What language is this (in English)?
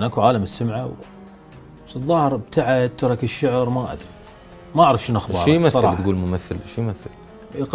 Arabic